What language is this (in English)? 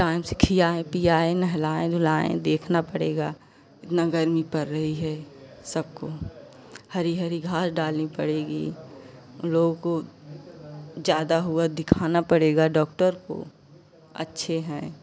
Hindi